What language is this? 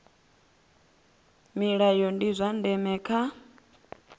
Venda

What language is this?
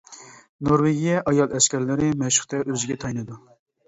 Uyghur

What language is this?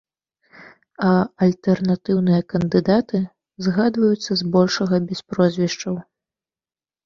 Belarusian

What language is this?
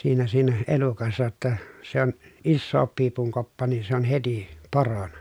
Finnish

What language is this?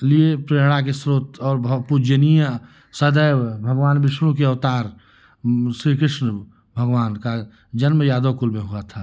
Hindi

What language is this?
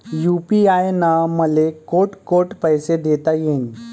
Marathi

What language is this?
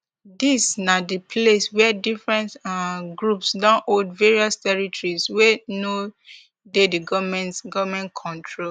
Nigerian Pidgin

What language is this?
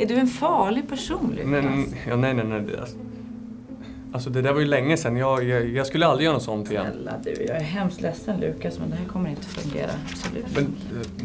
Swedish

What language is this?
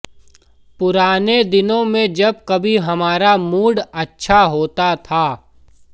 Hindi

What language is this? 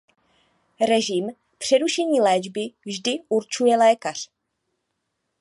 Czech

